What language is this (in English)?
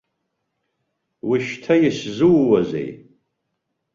Abkhazian